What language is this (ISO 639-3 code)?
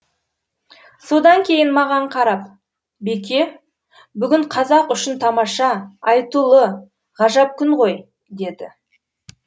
kaz